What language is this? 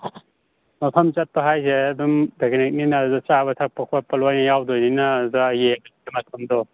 Manipuri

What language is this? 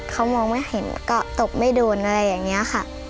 Thai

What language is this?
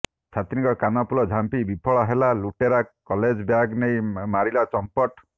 Odia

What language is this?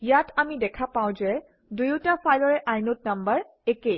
Assamese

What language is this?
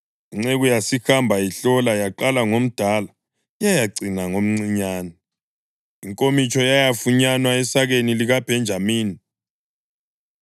North Ndebele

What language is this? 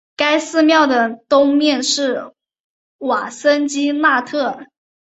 Chinese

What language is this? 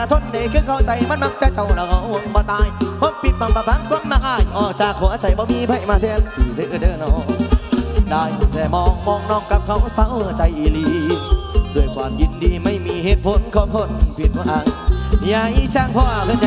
Thai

